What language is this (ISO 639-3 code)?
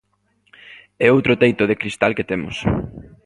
glg